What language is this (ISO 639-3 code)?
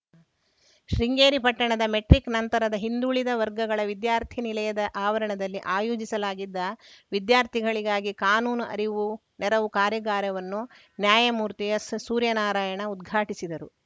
kan